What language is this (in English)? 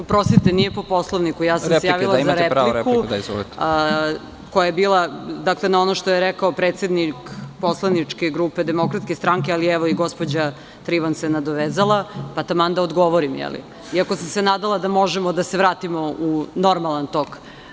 Serbian